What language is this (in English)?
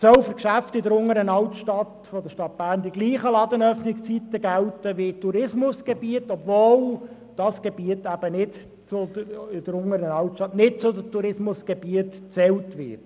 Swiss German